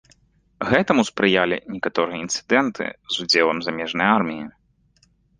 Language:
Belarusian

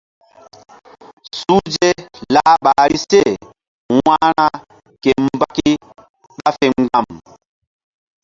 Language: Mbum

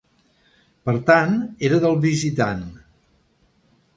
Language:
Catalan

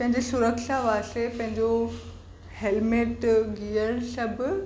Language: Sindhi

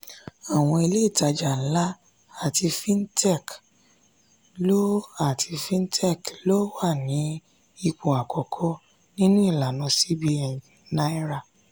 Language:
Yoruba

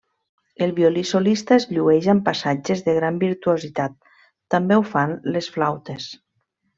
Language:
Catalan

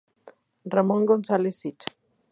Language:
Spanish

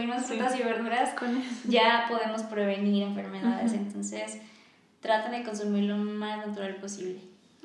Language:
Spanish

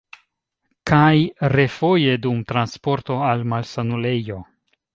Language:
Esperanto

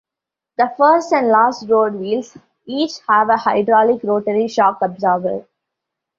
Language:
English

